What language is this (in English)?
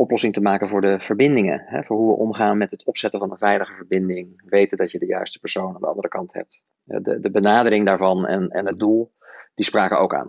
Dutch